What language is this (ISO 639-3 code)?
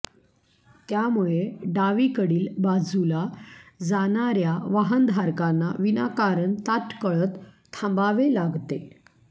mar